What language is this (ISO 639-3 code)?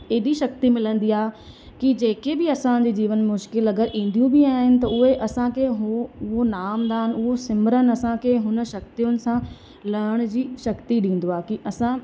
snd